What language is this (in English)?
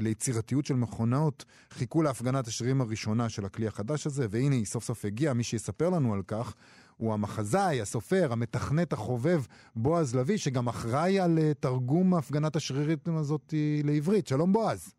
Hebrew